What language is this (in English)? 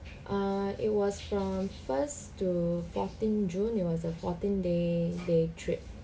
English